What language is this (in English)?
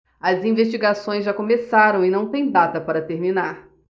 Portuguese